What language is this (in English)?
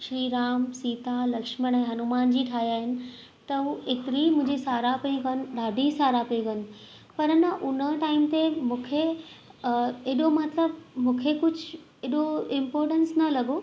Sindhi